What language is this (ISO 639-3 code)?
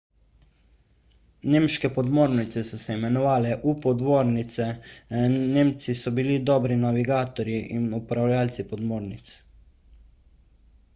slv